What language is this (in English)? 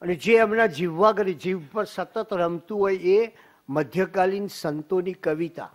Gujarati